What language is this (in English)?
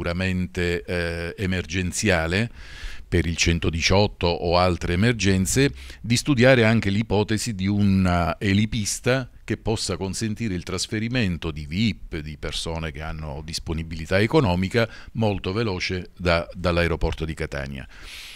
Italian